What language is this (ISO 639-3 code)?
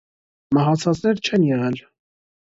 hye